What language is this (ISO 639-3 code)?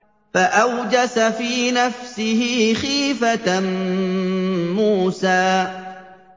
ara